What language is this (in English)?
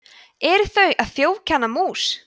Icelandic